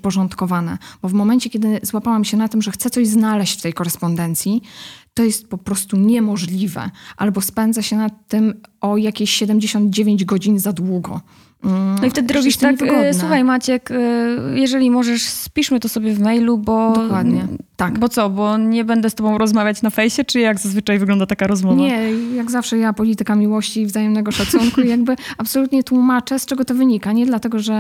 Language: Polish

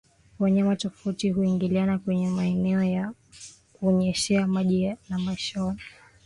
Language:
Swahili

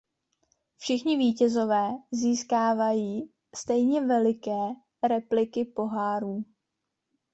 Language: Czech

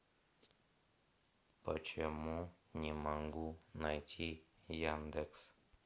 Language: Russian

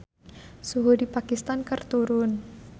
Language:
Sundanese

